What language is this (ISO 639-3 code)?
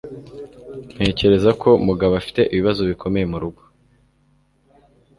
kin